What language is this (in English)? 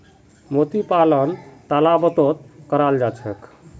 Magahi